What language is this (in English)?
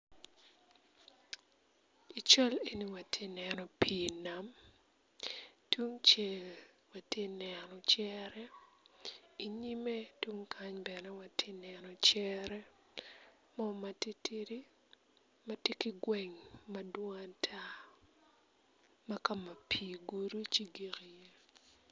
Acoli